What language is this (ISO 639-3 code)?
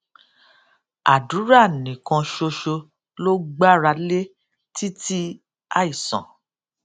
yor